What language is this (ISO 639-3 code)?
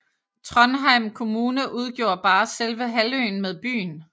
dan